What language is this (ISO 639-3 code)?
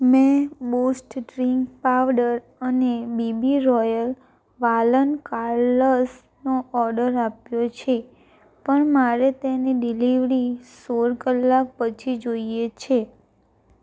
guj